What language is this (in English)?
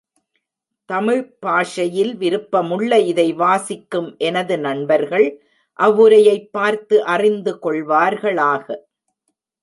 Tamil